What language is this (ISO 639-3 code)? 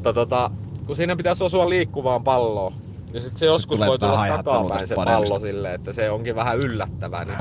fin